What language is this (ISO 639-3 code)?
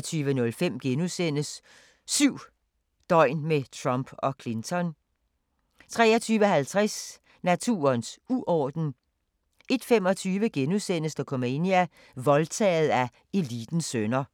dan